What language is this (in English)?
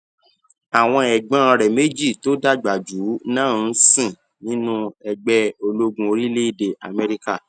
Yoruba